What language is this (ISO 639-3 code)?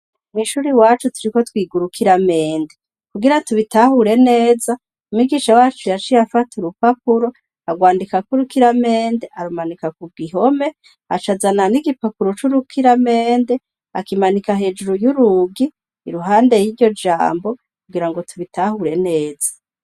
run